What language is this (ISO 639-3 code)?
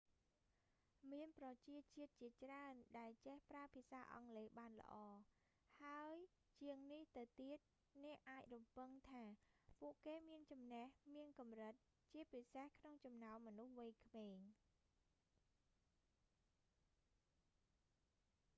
khm